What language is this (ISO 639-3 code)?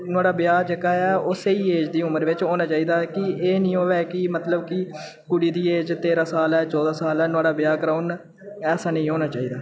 doi